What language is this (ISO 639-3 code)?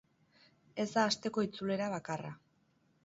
eus